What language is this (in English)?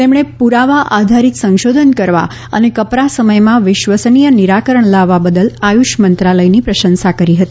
Gujarati